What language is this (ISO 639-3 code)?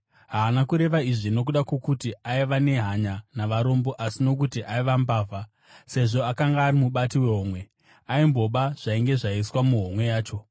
sna